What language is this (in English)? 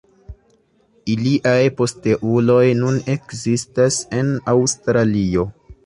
Esperanto